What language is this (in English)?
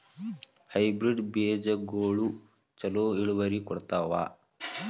Kannada